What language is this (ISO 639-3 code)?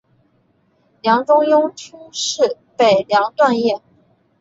zho